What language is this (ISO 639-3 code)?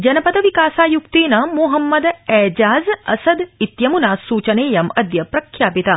san